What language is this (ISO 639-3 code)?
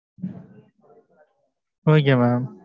tam